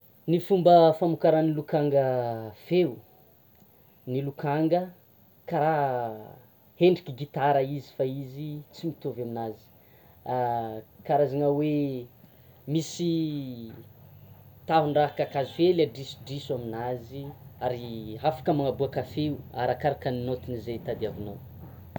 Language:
Tsimihety Malagasy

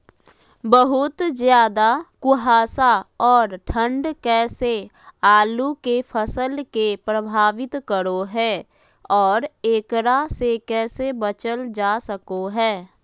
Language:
Magahi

